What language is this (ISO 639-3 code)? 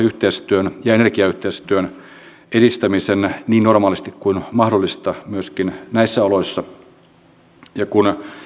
fin